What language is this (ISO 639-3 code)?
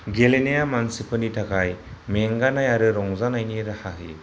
brx